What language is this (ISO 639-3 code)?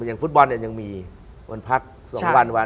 tha